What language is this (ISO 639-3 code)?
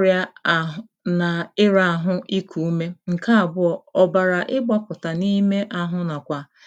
ibo